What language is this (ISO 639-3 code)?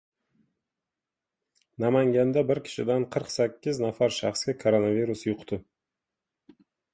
uzb